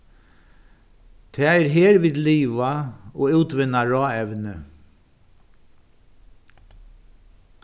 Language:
Faroese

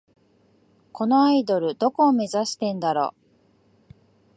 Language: Japanese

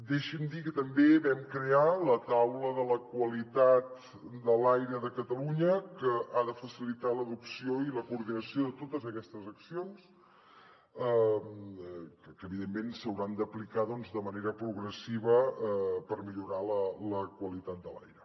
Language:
Catalan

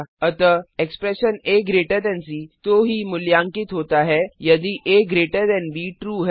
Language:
Hindi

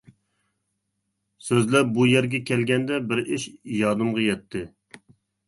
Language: Uyghur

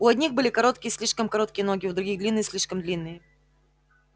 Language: Russian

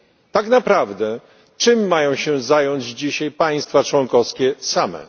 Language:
Polish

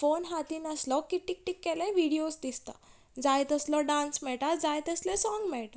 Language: Konkani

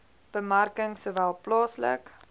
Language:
Afrikaans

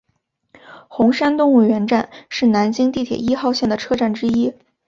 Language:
Chinese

